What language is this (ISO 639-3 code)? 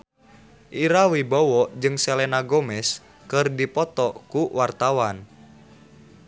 sun